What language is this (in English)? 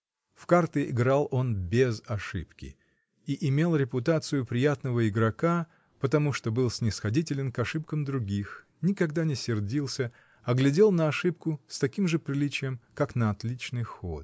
Russian